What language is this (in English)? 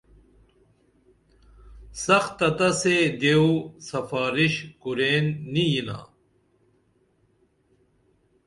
Dameli